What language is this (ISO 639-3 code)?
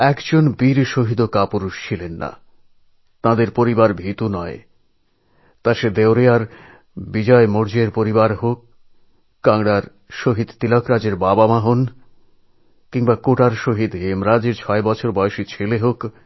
ben